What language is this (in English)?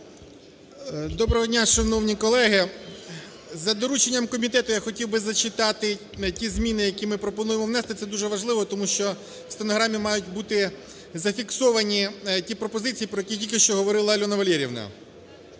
Ukrainian